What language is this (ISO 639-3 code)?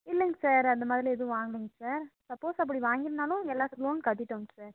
tam